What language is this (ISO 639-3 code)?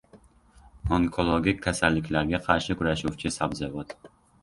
uzb